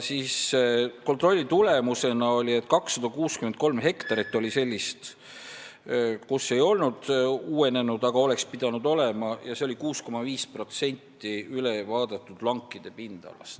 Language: Estonian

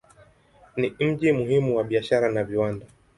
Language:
Swahili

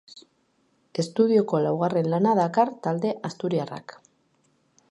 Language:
Basque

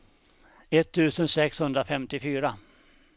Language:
Swedish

